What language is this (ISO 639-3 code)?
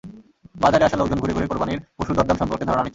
ben